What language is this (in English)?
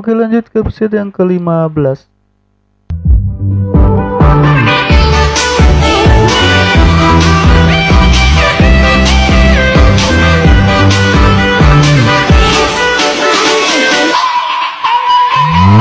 Indonesian